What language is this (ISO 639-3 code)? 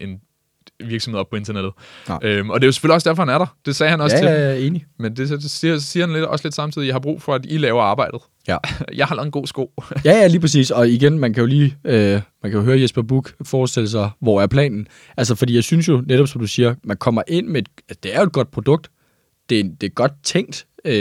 dan